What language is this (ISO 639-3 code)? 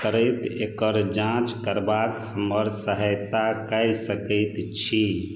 mai